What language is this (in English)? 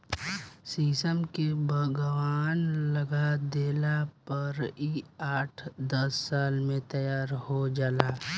Bhojpuri